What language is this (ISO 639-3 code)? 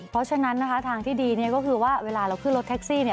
tha